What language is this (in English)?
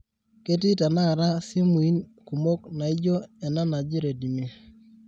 Masai